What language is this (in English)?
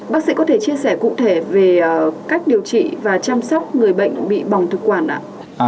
Vietnamese